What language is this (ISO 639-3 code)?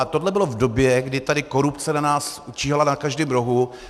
ces